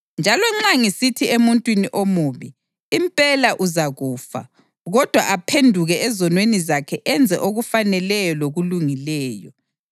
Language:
North Ndebele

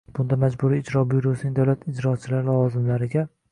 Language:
Uzbek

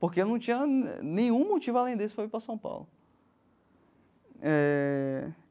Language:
Portuguese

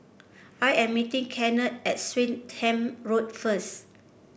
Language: English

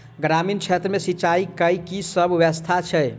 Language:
Maithili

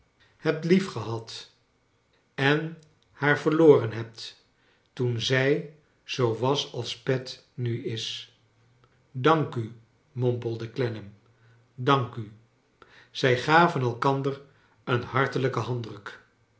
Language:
Dutch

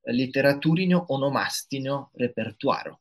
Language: Lithuanian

